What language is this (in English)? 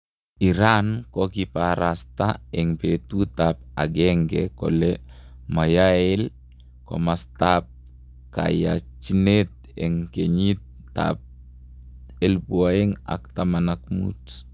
Kalenjin